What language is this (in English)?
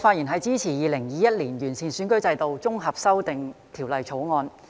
Cantonese